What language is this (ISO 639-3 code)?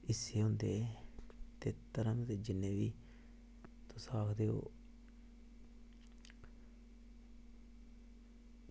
doi